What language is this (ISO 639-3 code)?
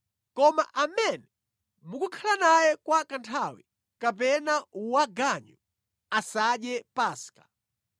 nya